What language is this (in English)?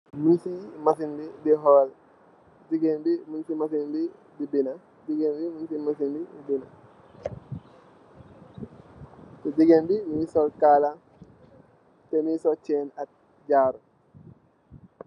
Wolof